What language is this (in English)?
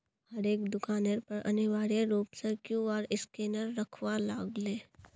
Magahi